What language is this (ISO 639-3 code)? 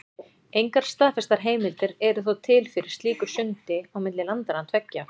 isl